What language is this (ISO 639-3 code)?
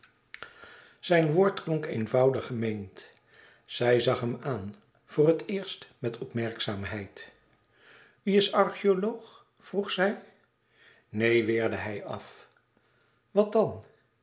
nld